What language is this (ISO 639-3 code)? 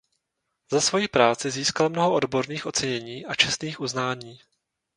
ces